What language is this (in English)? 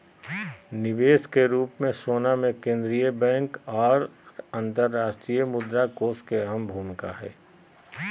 Magahi